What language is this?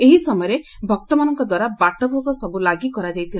Odia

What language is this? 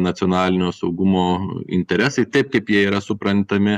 Lithuanian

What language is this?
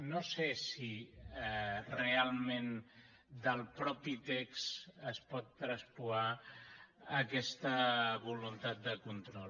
Catalan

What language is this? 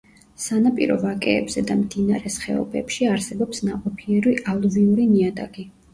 Georgian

